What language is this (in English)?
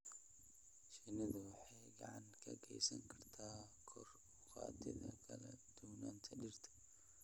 Somali